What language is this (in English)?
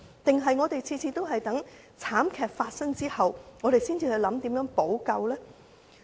Cantonese